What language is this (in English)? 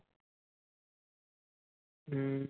Punjabi